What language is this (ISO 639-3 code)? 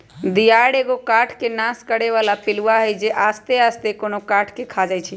mag